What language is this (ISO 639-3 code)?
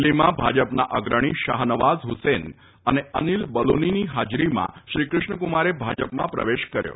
guj